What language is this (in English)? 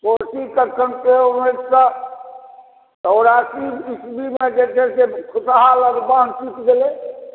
Maithili